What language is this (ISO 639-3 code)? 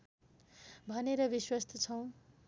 nep